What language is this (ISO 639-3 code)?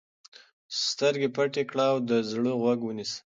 pus